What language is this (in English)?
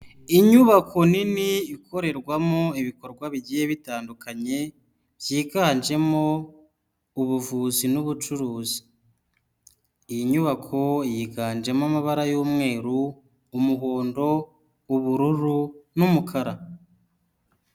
Kinyarwanda